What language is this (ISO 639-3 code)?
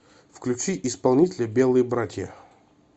rus